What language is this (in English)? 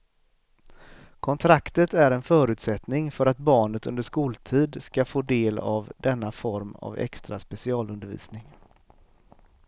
Swedish